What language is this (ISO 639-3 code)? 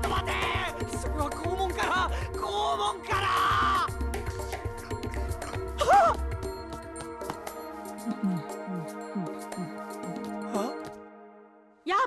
jpn